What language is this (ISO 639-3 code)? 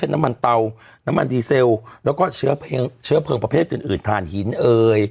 tha